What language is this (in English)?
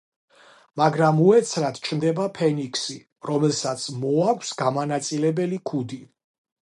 Georgian